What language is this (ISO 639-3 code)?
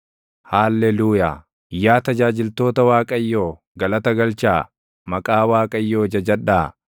orm